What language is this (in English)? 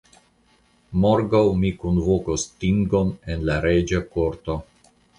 Esperanto